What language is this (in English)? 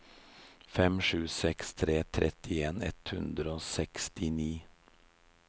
Norwegian